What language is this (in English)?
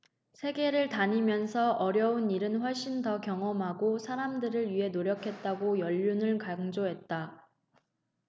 Korean